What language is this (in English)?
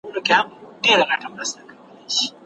Pashto